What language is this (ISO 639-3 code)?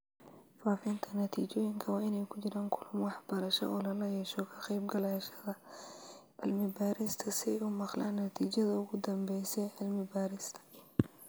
som